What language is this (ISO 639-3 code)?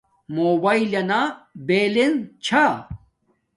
dmk